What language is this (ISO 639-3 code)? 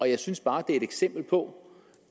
dan